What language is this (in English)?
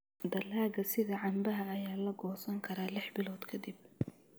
Somali